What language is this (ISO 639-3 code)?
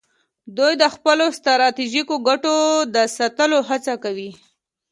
pus